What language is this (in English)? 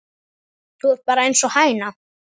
Icelandic